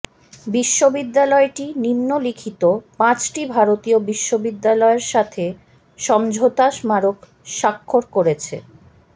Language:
Bangla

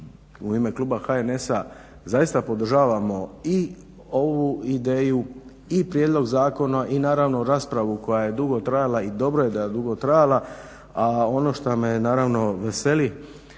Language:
Croatian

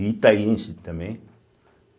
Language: Portuguese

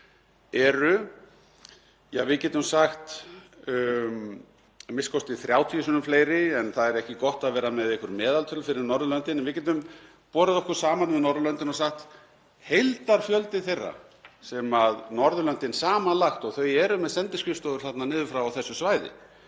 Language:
Icelandic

